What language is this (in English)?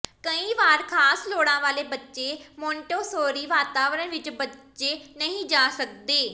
Punjabi